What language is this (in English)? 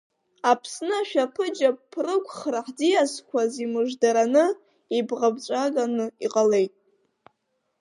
Abkhazian